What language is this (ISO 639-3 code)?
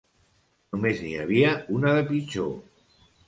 cat